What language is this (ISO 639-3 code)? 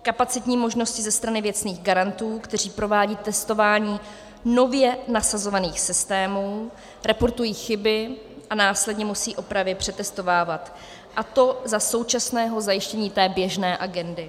ces